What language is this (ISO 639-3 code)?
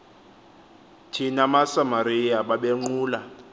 xho